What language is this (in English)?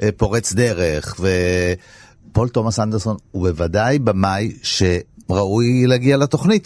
Hebrew